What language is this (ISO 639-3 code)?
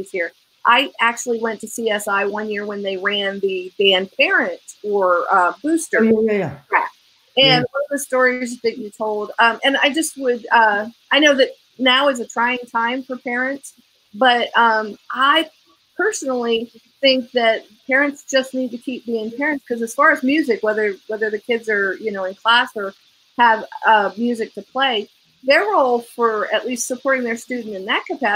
eng